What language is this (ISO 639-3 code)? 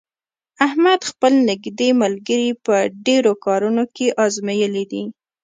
pus